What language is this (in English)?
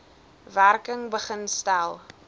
Afrikaans